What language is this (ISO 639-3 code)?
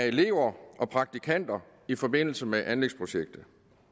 dan